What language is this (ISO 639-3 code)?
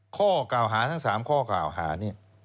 tha